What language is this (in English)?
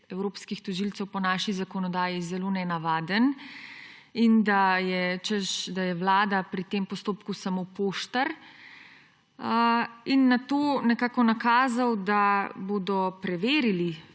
Slovenian